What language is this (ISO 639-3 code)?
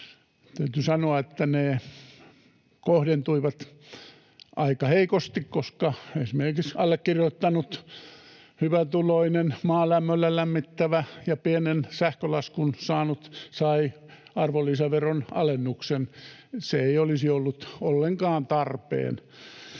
fin